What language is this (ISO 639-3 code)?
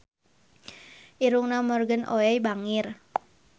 sun